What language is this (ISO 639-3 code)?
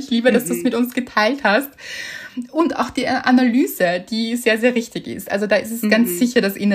deu